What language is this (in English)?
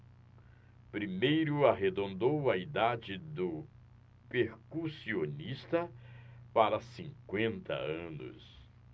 Portuguese